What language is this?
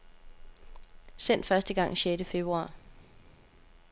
Danish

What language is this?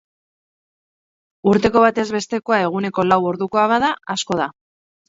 Basque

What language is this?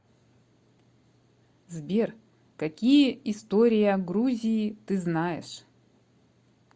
Russian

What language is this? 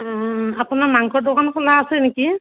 Assamese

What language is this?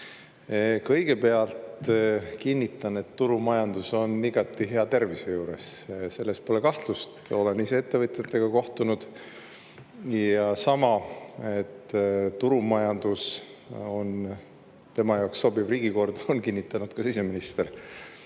Estonian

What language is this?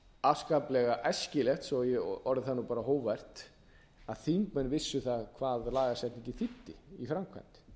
Icelandic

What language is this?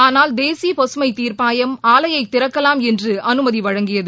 Tamil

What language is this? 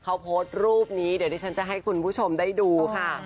Thai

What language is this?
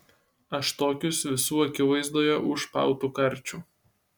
Lithuanian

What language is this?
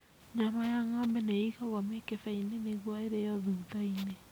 Kikuyu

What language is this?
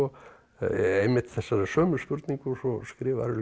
Icelandic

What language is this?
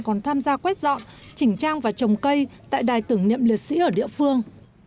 Vietnamese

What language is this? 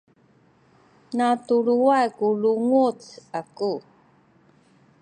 Sakizaya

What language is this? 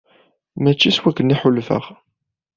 Kabyle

